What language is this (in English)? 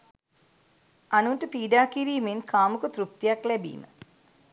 Sinhala